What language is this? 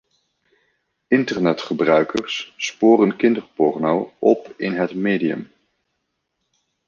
Dutch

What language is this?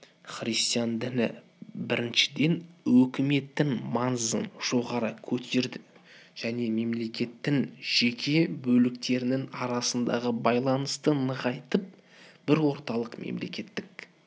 Kazakh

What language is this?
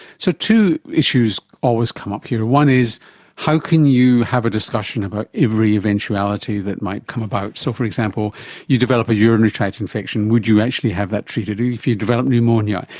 English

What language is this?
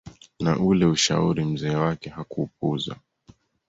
Swahili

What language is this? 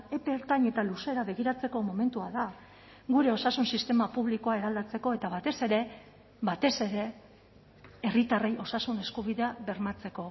Basque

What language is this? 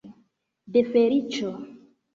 Esperanto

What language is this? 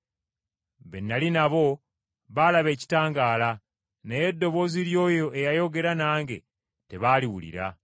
Ganda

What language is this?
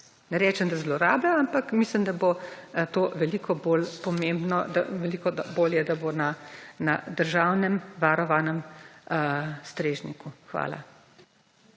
Slovenian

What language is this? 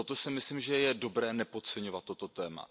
Czech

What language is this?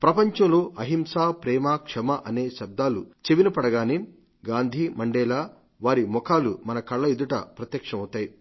Telugu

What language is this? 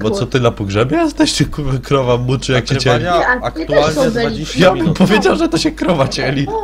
Polish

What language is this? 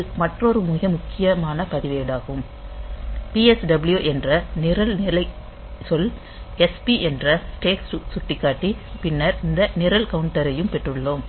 Tamil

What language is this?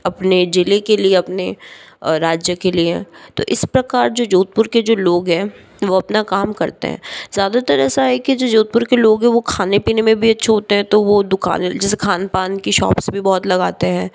Hindi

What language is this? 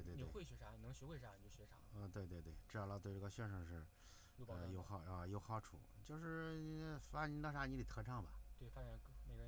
Chinese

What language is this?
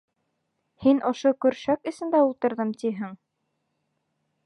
Bashkir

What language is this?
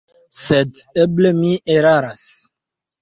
Esperanto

